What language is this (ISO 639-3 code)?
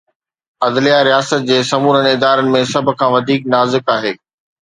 snd